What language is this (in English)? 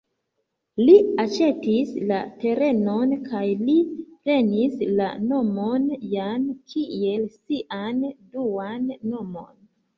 Esperanto